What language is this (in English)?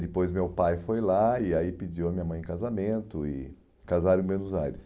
Portuguese